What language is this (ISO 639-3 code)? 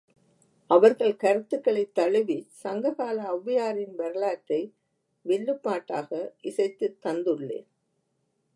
tam